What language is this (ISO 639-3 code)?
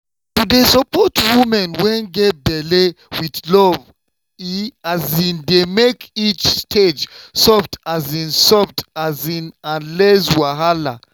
pcm